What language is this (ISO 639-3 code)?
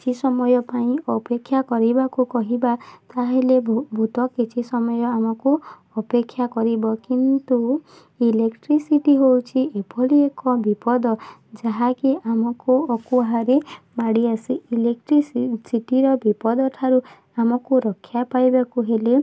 ori